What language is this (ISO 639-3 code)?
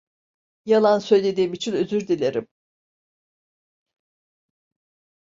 tur